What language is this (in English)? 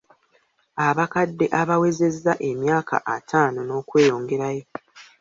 Ganda